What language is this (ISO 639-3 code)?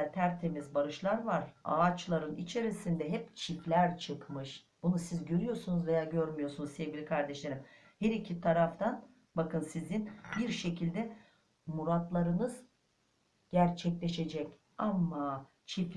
tur